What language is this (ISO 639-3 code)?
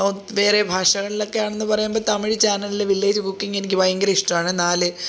mal